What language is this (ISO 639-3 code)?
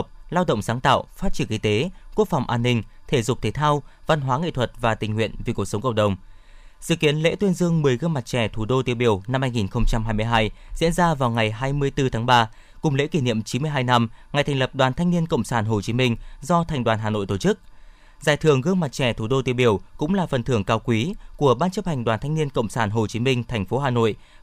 vie